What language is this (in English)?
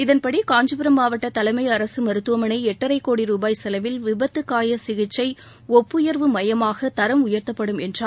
Tamil